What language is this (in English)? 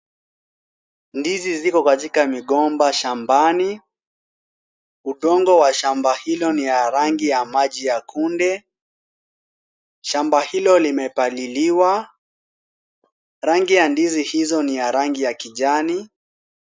Swahili